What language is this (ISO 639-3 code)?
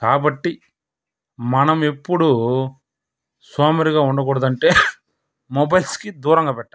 tel